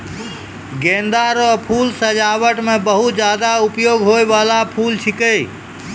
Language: Maithili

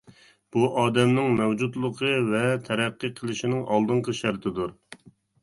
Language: Uyghur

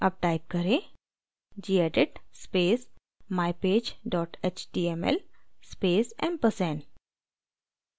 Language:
Hindi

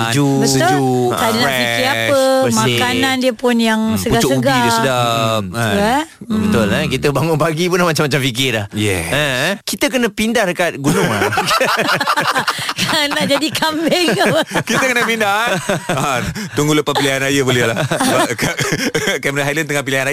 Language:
Malay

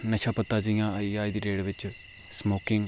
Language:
Dogri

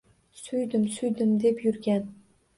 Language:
Uzbek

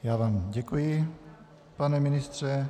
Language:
Czech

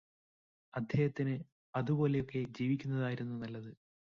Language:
Malayalam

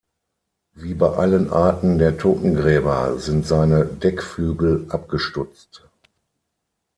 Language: German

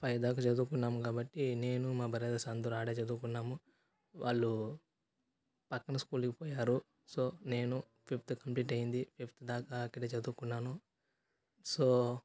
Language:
Telugu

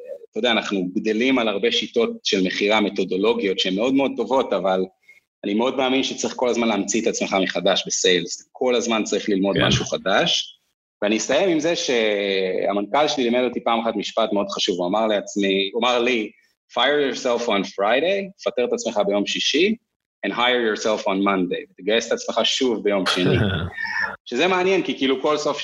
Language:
Hebrew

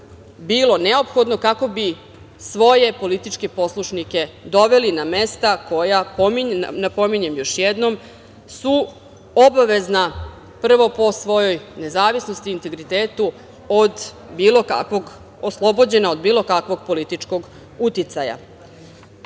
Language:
Serbian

